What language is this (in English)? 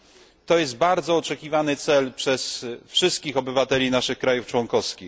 Polish